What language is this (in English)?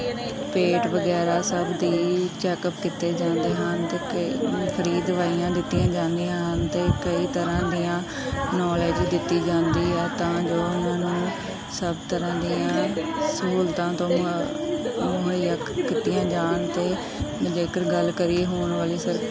Punjabi